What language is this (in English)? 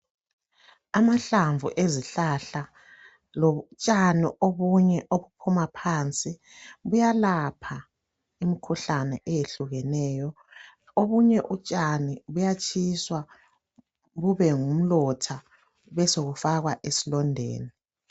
North Ndebele